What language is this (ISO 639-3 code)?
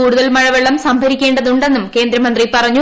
mal